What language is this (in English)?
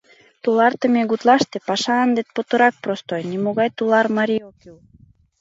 Mari